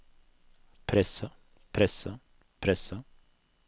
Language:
Norwegian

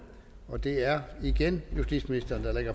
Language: Danish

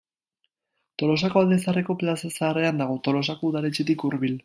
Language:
Basque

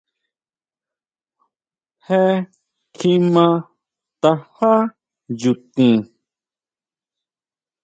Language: Huautla Mazatec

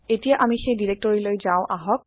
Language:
Assamese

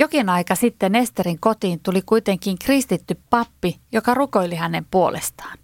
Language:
Finnish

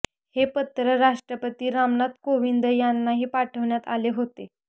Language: Marathi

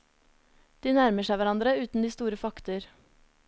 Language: Norwegian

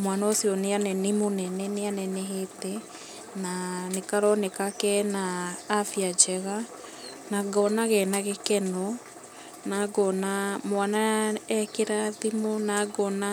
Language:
Kikuyu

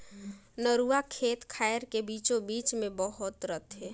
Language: Chhattisgarhi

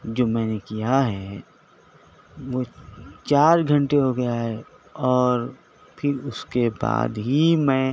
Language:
Urdu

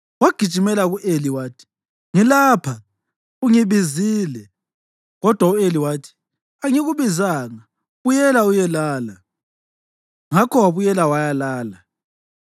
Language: North Ndebele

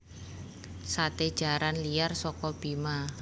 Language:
Javanese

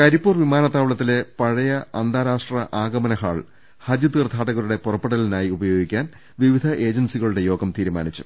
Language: Malayalam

